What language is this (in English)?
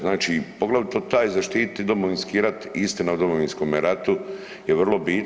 Croatian